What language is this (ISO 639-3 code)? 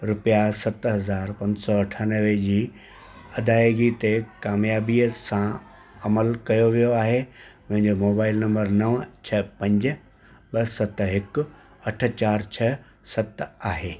snd